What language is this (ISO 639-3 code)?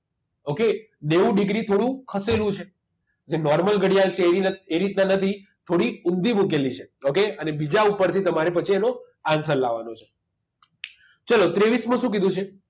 guj